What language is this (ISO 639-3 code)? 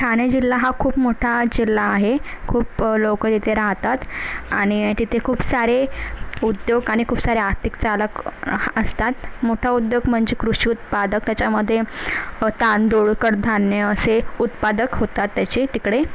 mar